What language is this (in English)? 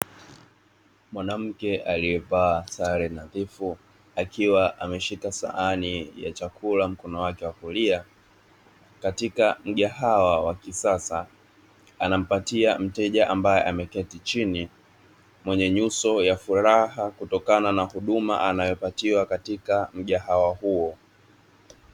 Swahili